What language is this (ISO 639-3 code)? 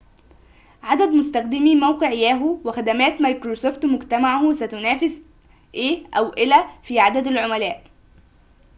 ara